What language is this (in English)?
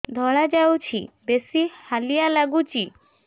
Odia